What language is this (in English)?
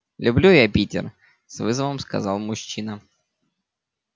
Russian